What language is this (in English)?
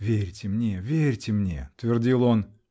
Russian